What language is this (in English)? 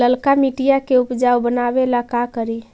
Magahi